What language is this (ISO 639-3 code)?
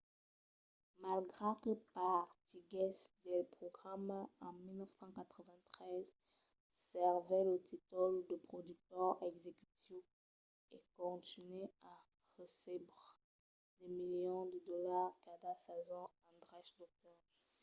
oci